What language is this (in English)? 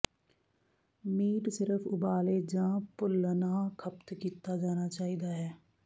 Punjabi